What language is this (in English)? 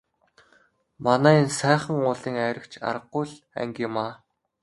Mongolian